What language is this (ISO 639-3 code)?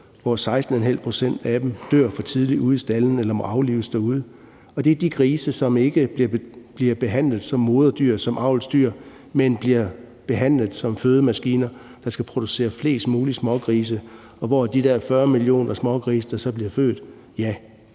dan